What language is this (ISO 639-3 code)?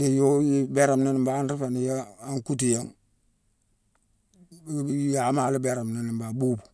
msw